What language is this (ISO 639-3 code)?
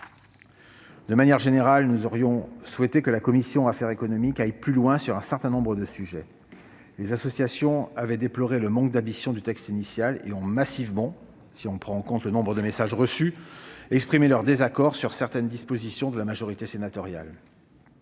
fra